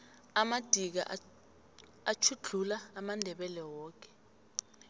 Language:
South Ndebele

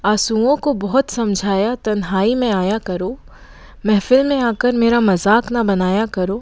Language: Hindi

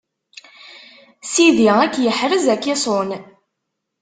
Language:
Kabyle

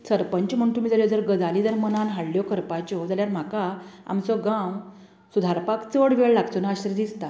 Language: Konkani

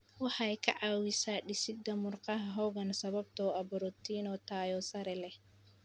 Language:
Somali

